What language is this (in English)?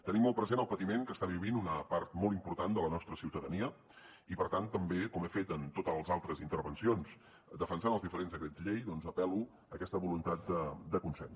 Catalan